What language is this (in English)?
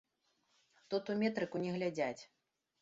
Belarusian